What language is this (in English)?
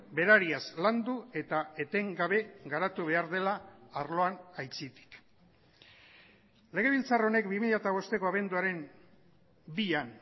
Basque